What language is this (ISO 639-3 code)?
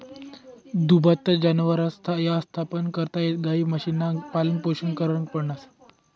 mar